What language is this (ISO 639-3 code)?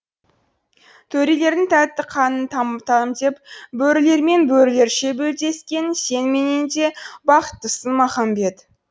kaz